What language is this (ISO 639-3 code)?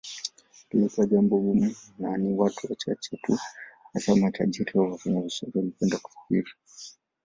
swa